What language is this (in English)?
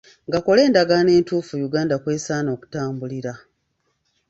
Ganda